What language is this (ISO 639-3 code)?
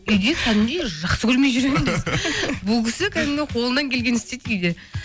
kaz